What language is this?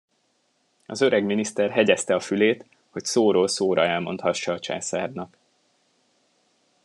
Hungarian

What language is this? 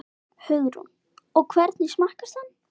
Icelandic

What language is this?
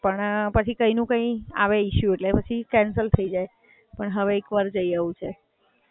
Gujarati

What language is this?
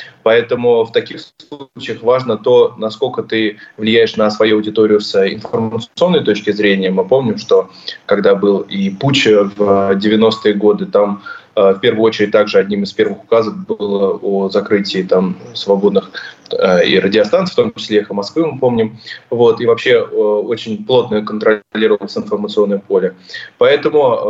Russian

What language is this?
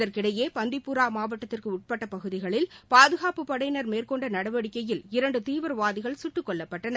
Tamil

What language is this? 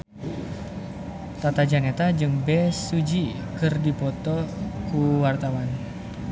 Sundanese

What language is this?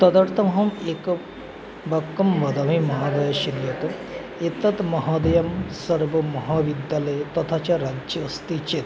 Sanskrit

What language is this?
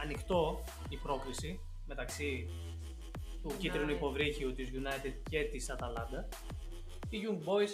Greek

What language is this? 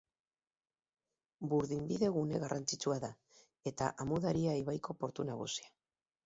Basque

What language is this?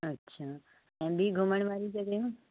Sindhi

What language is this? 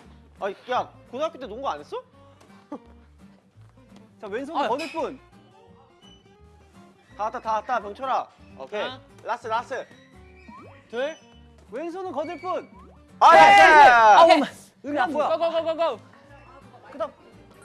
Korean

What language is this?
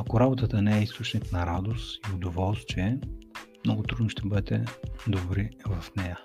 Bulgarian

